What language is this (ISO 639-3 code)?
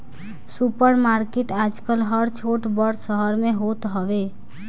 bho